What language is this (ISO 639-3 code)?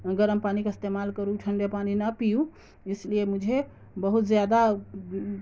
urd